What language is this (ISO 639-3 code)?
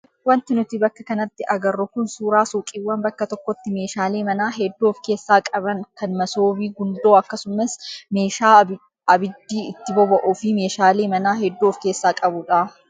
orm